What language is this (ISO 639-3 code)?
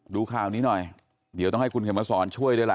tha